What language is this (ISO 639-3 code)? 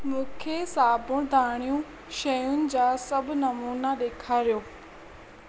snd